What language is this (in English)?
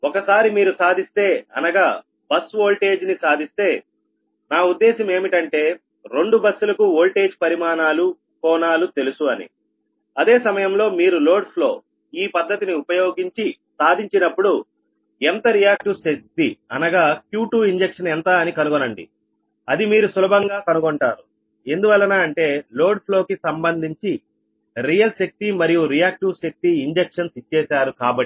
Telugu